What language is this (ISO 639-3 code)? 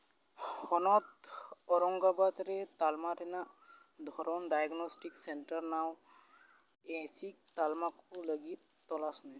sat